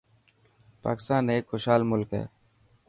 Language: Dhatki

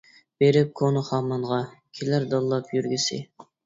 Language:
Uyghur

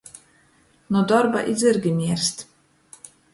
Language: Latgalian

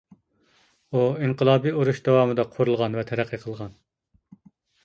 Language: Uyghur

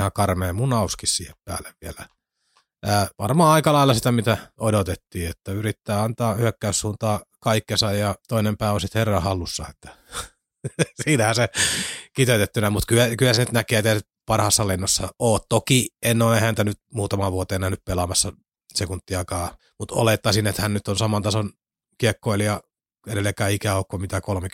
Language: Finnish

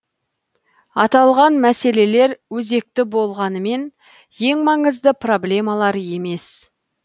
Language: Kazakh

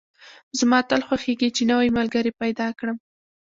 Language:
Pashto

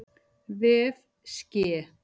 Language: Icelandic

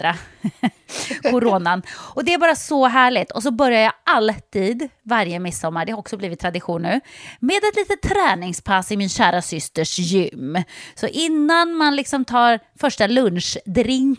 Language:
Swedish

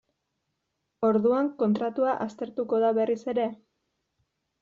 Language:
Basque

